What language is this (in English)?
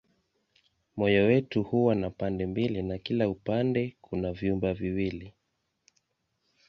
Swahili